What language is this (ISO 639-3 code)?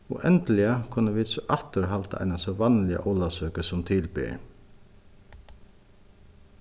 fao